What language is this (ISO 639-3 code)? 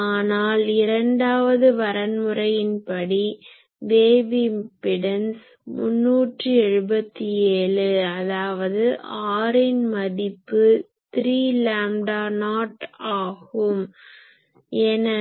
tam